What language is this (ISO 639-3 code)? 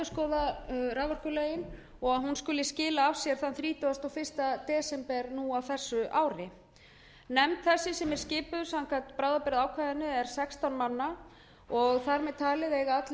isl